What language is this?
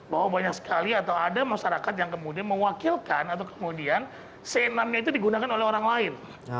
Indonesian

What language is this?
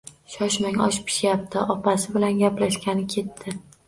Uzbek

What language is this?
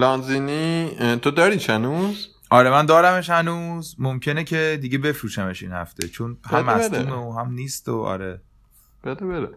Persian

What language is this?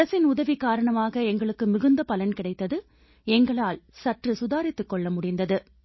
Tamil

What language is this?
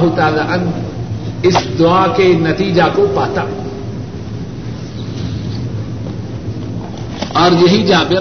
Urdu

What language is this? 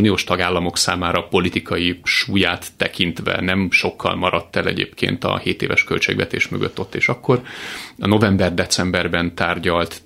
Hungarian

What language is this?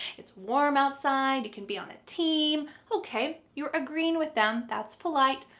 English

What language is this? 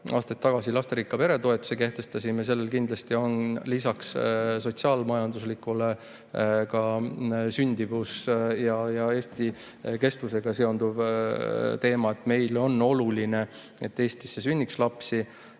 Estonian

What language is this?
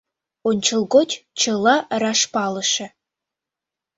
Mari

